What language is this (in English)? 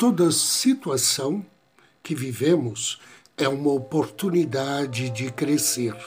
Portuguese